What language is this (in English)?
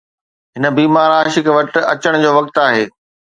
Sindhi